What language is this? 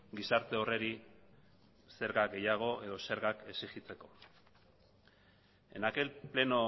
Basque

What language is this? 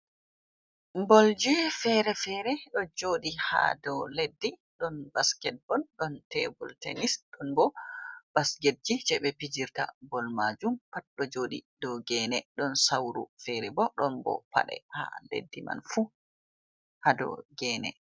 Fula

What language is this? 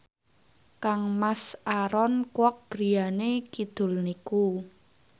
Javanese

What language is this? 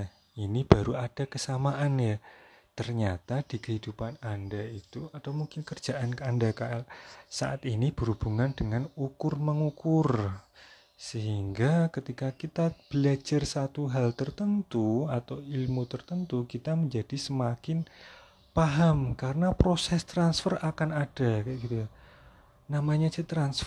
Indonesian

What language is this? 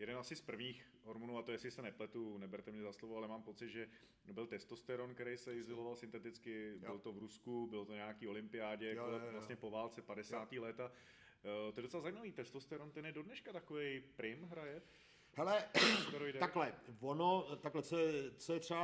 Czech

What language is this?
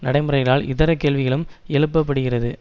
Tamil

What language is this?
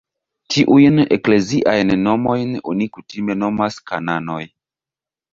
Esperanto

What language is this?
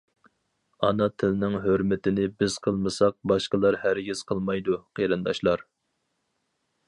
Uyghur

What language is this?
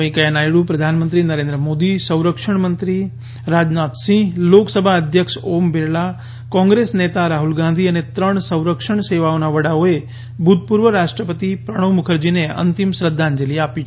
Gujarati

